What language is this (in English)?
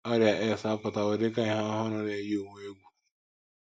Igbo